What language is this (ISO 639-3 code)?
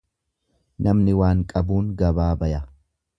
orm